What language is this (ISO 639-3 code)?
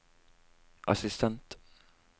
nor